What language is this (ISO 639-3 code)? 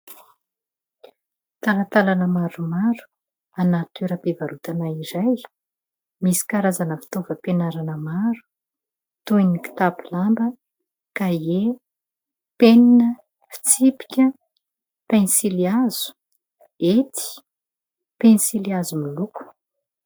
mlg